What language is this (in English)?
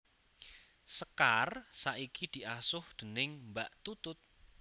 Javanese